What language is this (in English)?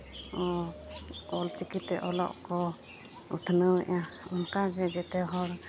Santali